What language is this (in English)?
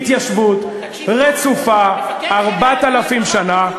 Hebrew